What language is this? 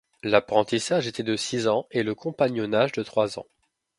French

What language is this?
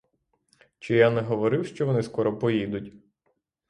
Ukrainian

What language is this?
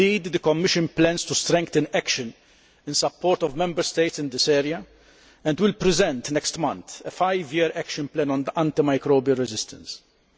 English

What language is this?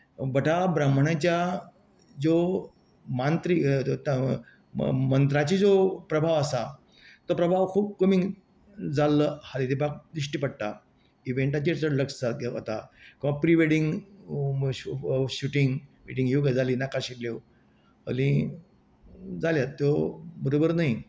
Konkani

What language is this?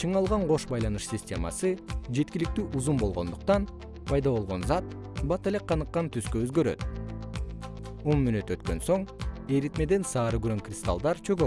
Kyrgyz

